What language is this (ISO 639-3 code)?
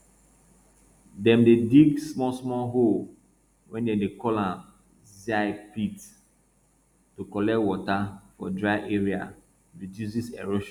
pcm